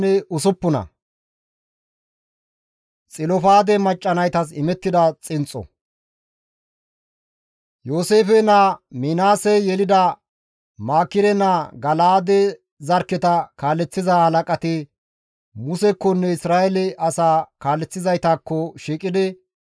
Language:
Gamo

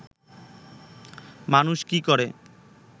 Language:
Bangla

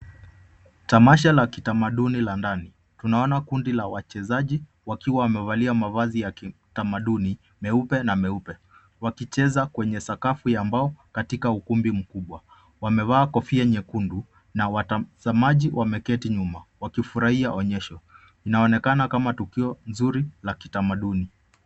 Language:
Swahili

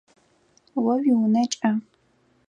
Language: Adyghe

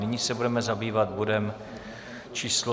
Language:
Czech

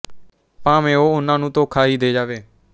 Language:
Punjabi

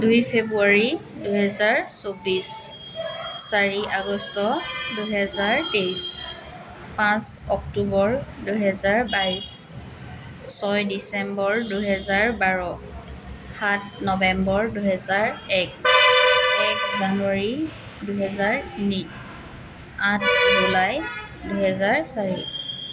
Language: Assamese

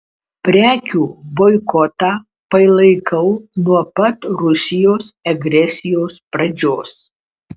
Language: Lithuanian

